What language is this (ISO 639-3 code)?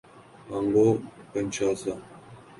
urd